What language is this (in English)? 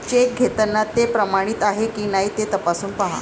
Marathi